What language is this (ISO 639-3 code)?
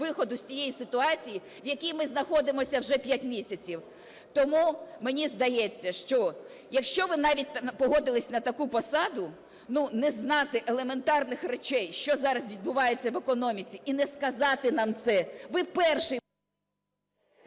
ukr